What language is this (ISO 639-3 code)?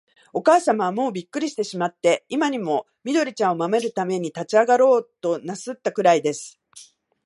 jpn